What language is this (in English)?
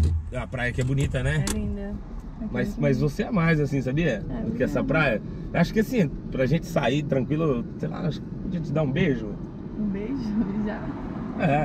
Portuguese